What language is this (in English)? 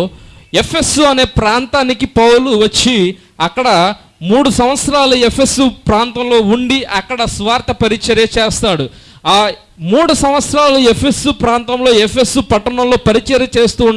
Indonesian